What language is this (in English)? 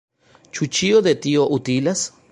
Esperanto